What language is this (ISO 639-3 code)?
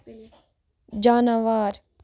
kas